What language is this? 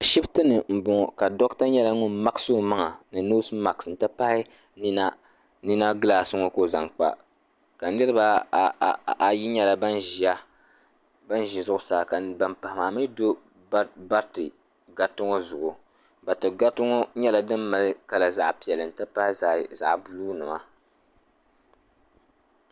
Dagbani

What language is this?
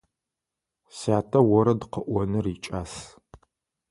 Adyghe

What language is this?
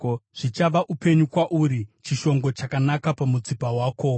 Shona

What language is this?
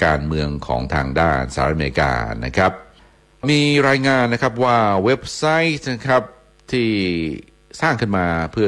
Thai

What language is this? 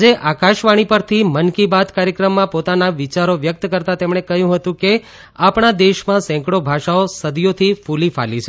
Gujarati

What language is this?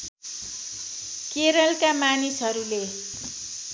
Nepali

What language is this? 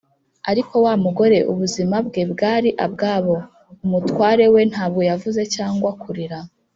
Kinyarwanda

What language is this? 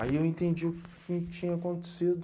Portuguese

